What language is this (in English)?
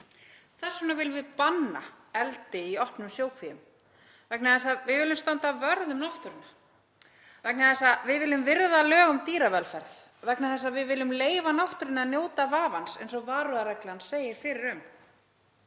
Icelandic